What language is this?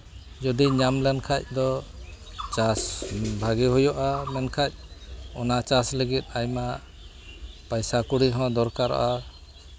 Santali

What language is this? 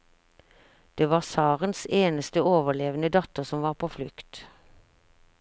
Norwegian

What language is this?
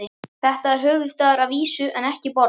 Icelandic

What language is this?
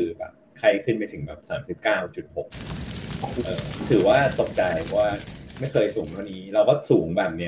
Thai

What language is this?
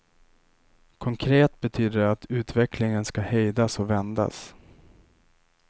Swedish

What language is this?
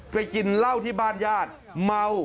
Thai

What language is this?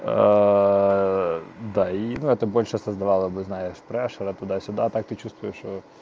Russian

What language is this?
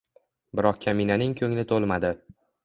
Uzbek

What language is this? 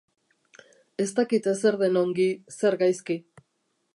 Basque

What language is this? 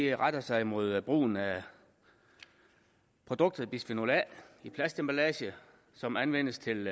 Danish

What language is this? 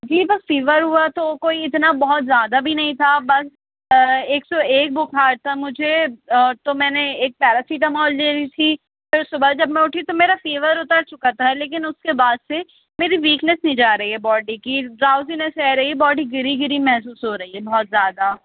Urdu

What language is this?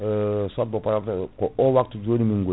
Fula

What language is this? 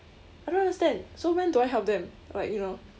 English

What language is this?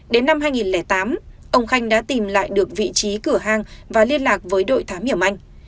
Vietnamese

